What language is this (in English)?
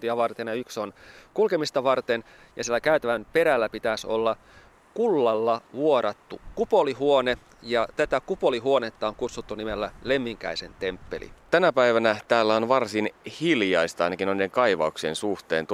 Finnish